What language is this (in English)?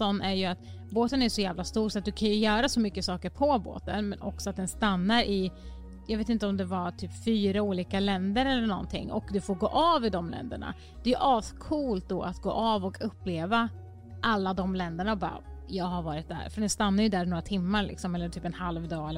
Swedish